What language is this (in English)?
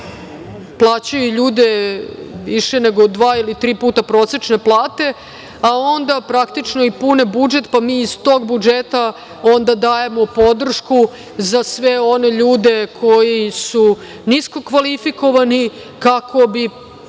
Serbian